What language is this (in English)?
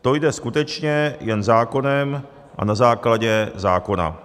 Czech